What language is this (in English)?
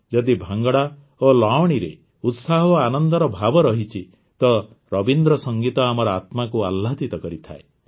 Odia